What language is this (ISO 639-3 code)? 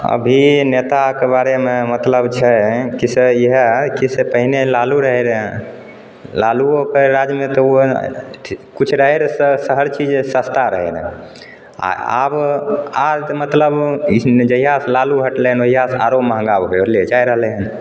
mai